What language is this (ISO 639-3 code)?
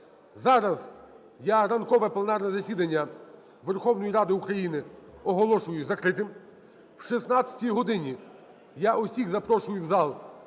ukr